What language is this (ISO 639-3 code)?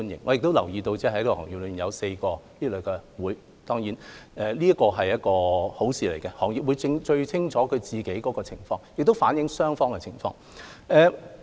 yue